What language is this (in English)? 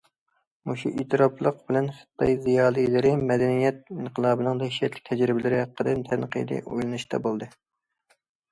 Uyghur